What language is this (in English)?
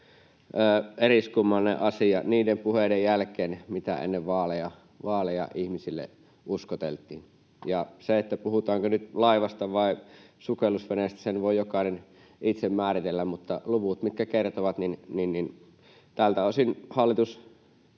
Finnish